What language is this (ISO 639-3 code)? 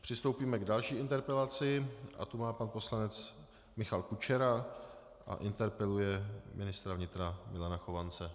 ces